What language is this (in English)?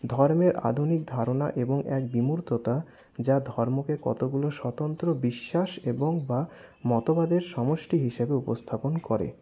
Bangla